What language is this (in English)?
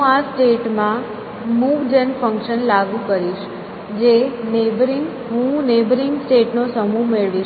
Gujarati